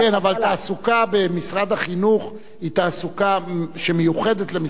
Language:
Hebrew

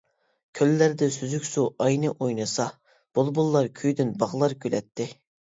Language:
Uyghur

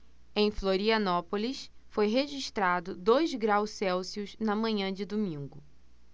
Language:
Portuguese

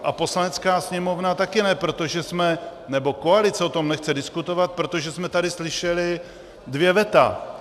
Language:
Czech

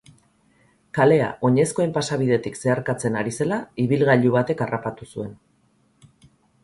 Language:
Basque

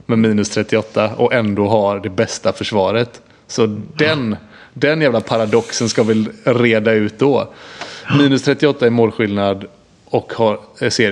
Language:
Swedish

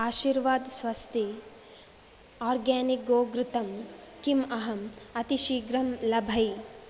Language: Sanskrit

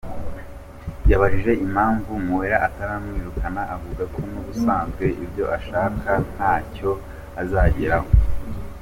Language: Kinyarwanda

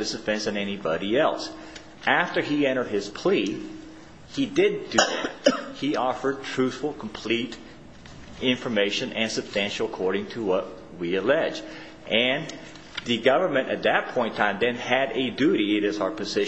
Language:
English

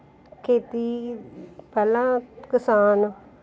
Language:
Punjabi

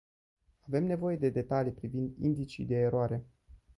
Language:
Romanian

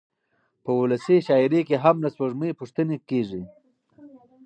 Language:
Pashto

